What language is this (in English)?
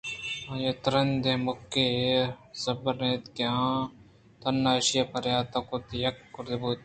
Eastern Balochi